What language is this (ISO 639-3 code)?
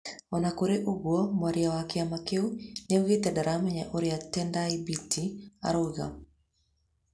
kik